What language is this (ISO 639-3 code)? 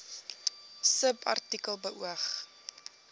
afr